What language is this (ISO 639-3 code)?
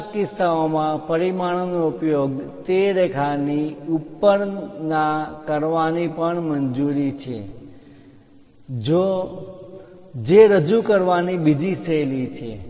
guj